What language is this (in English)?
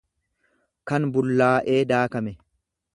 Oromo